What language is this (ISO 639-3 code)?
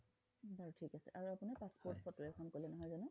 asm